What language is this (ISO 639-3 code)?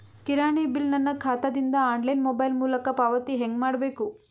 kan